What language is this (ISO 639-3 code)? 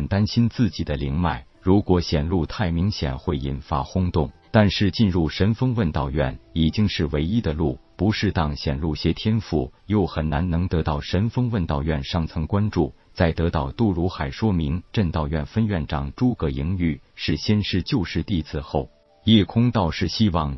zho